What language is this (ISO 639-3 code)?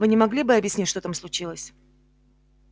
rus